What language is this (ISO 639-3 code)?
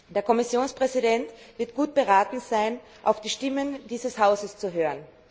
deu